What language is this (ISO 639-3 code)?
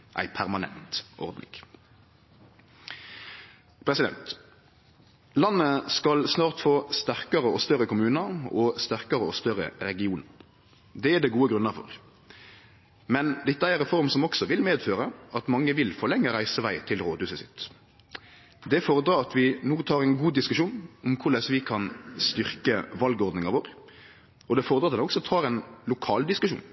nno